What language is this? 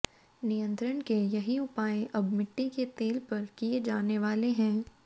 Hindi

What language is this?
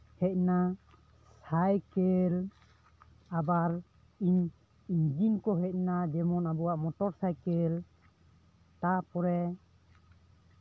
Santali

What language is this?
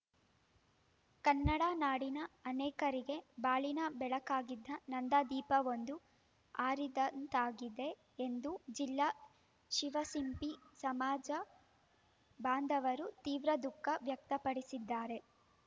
Kannada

